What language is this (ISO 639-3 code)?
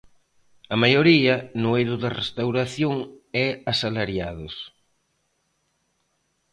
glg